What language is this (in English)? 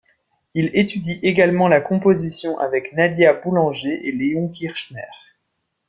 French